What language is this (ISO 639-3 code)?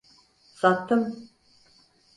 tur